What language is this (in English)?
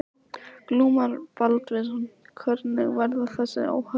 Icelandic